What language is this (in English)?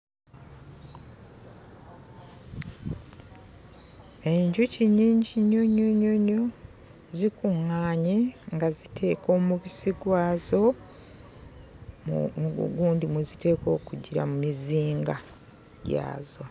Ganda